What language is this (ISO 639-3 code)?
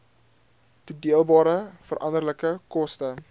afr